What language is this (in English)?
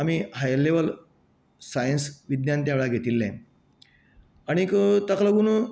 Konkani